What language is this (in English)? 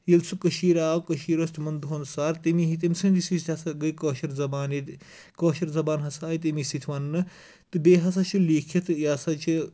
Kashmiri